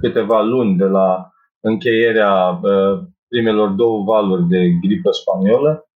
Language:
Romanian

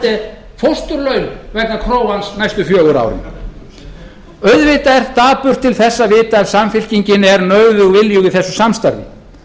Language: Icelandic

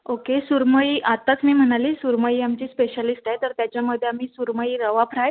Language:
Marathi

